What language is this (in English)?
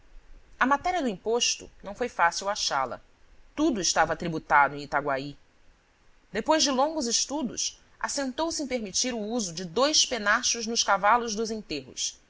Portuguese